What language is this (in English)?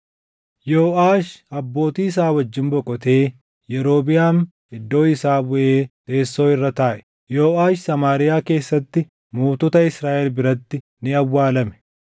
Oromo